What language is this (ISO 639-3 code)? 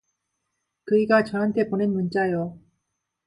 kor